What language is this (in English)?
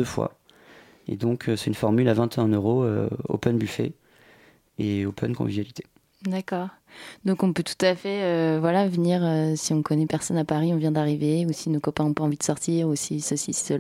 French